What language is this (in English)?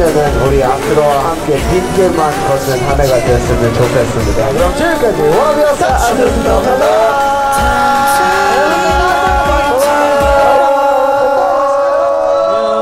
Korean